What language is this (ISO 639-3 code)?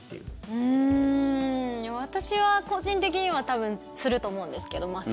jpn